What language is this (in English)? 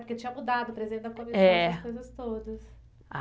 Portuguese